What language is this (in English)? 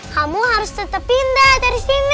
Indonesian